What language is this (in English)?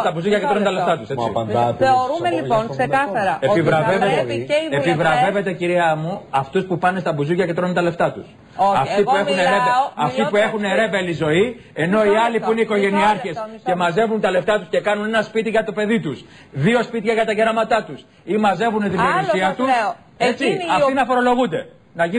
Greek